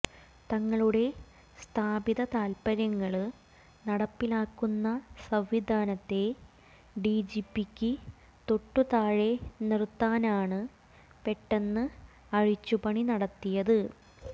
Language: Malayalam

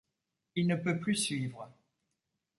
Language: French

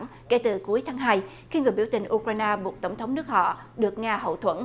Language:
Vietnamese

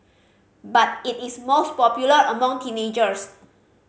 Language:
English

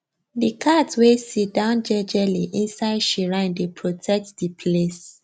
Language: Nigerian Pidgin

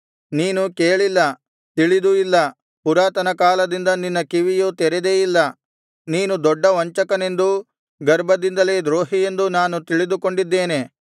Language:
Kannada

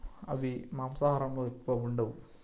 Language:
Telugu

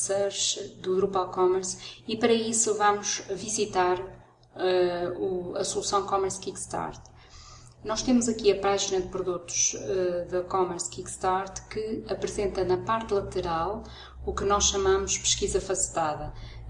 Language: Portuguese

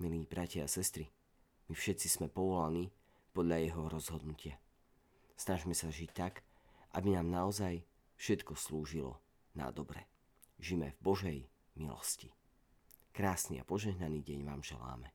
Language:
Slovak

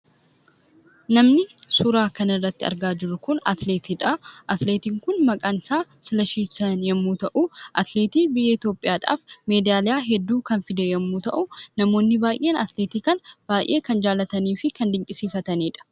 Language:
Oromo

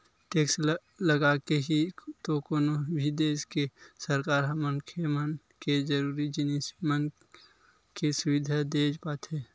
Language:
Chhattisgarhi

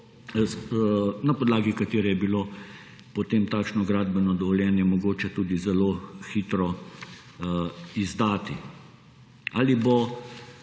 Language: Slovenian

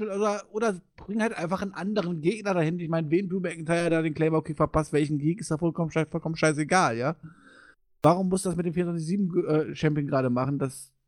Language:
German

